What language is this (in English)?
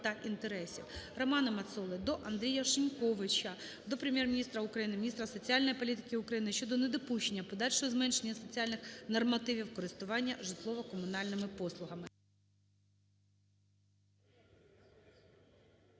Ukrainian